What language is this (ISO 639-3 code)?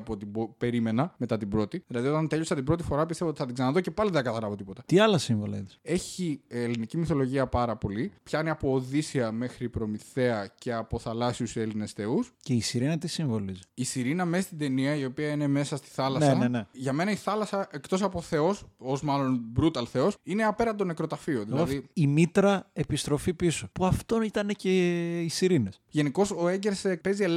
ell